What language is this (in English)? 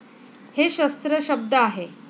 Marathi